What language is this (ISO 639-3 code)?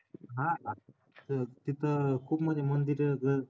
mar